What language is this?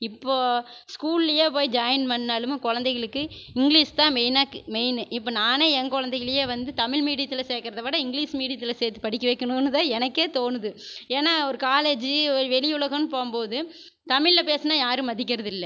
Tamil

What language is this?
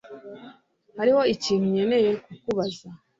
Kinyarwanda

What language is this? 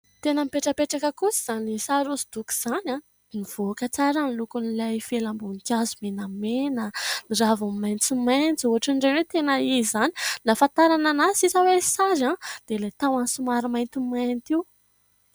Malagasy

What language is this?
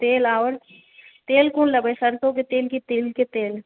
Maithili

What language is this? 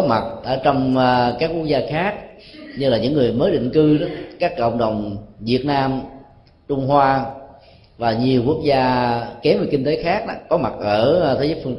Vietnamese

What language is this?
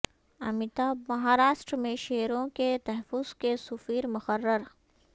Urdu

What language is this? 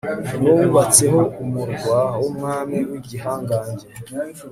Kinyarwanda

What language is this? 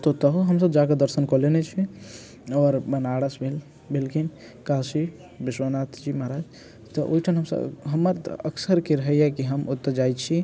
Maithili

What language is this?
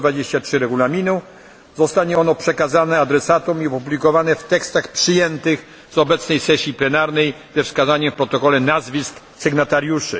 Polish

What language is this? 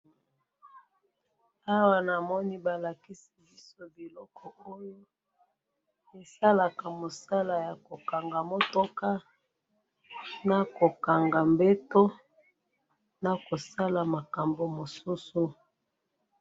Lingala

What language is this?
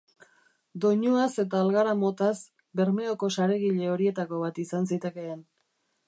Basque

